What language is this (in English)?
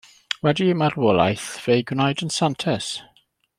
Welsh